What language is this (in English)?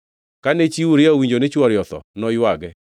Luo (Kenya and Tanzania)